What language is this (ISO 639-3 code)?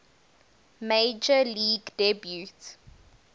eng